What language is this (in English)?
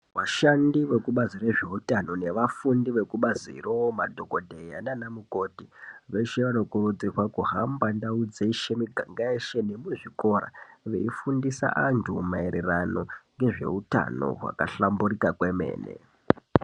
Ndau